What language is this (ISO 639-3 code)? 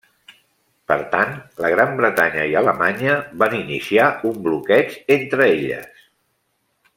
cat